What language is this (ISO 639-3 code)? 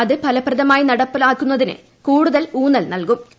mal